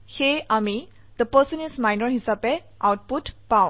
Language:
Assamese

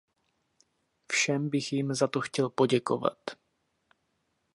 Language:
Czech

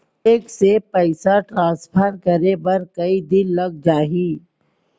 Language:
Chhattisgarhi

